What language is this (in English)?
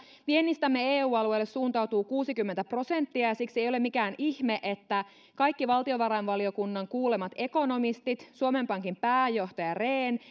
Finnish